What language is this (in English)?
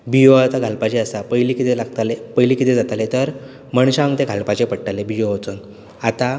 Konkani